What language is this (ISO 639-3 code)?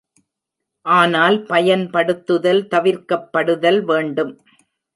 tam